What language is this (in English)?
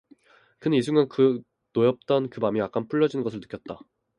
Korean